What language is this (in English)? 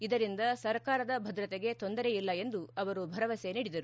Kannada